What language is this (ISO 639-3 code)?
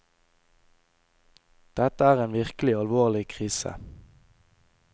nor